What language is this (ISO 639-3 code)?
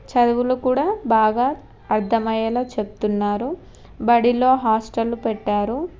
tel